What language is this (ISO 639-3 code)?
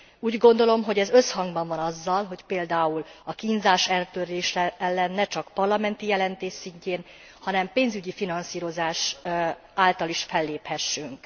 hun